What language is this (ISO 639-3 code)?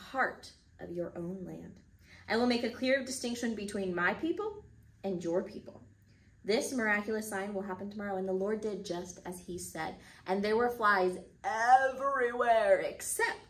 eng